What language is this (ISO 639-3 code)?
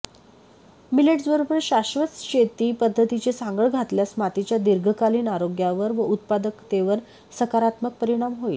mar